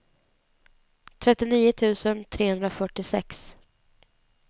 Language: Swedish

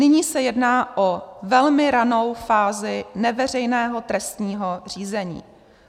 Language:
Czech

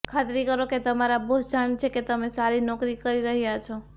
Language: Gujarati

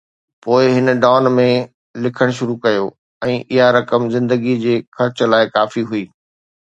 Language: Sindhi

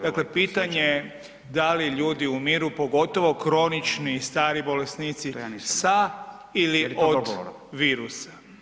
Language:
Croatian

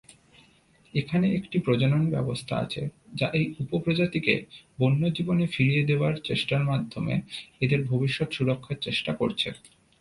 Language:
Bangla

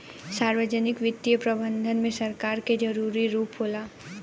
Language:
Bhojpuri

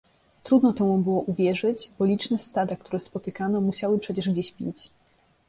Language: Polish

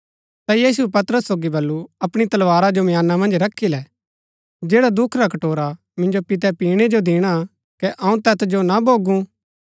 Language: Gaddi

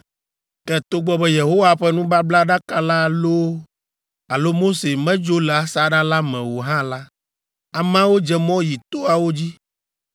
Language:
Ewe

